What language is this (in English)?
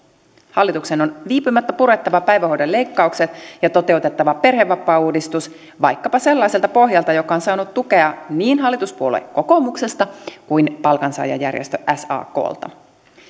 Finnish